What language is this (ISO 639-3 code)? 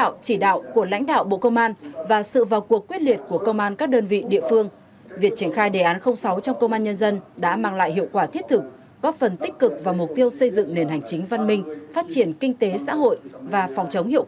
vie